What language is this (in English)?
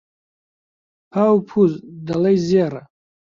Central Kurdish